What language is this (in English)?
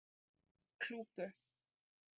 Icelandic